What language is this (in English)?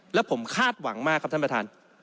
Thai